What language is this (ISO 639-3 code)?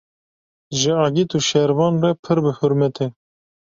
kur